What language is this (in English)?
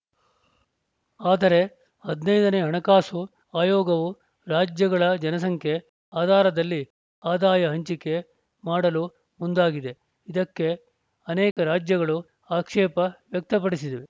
Kannada